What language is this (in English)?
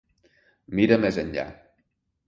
Catalan